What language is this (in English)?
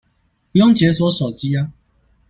Chinese